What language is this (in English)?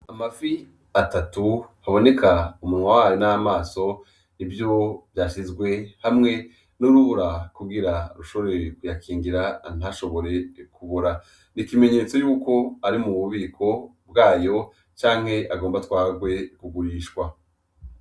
Rundi